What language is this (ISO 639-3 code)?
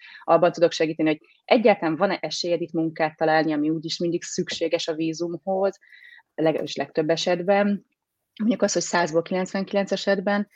hun